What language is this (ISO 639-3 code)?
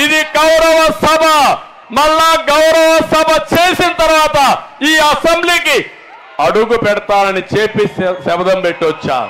tel